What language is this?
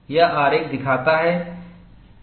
Hindi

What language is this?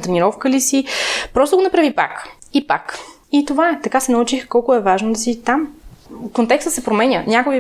Bulgarian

